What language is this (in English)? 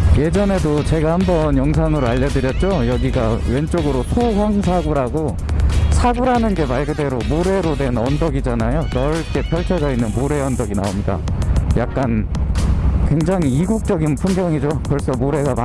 Korean